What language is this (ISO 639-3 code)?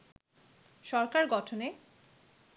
ben